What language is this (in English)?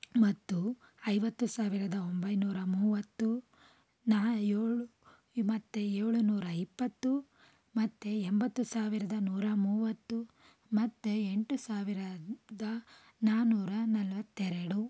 Kannada